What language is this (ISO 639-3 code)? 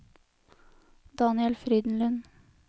nor